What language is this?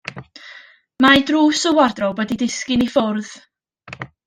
Welsh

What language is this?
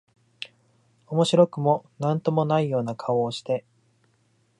Japanese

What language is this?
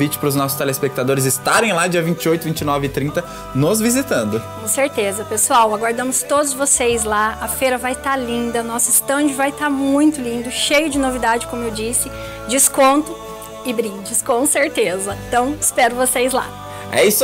Portuguese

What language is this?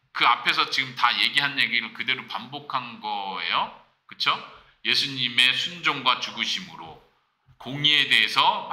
Korean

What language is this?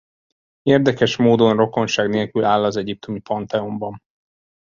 Hungarian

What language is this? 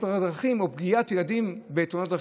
Hebrew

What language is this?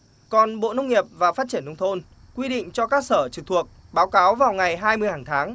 Vietnamese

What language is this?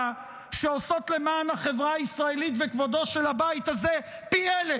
Hebrew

